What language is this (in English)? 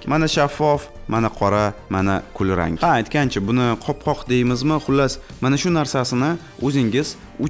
Turkish